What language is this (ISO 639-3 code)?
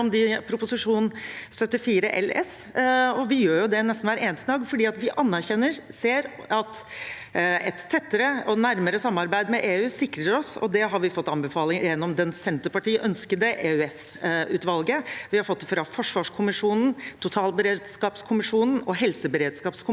nor